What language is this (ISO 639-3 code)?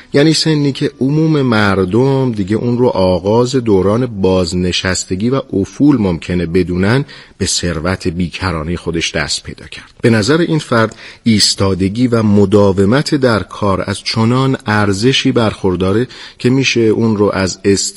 fas